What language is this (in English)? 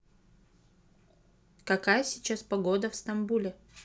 Russian